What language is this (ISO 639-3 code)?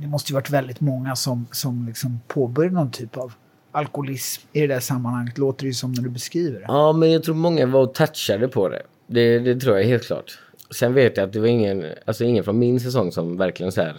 swe